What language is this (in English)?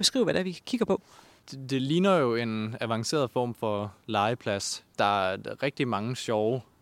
Danish